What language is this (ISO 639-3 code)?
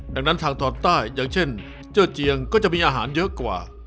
tha